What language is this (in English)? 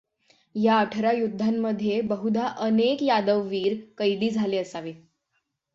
Marathi